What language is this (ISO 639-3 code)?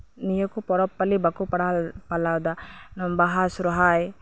sat